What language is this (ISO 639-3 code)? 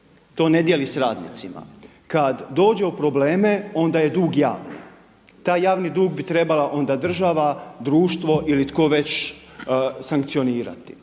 hrv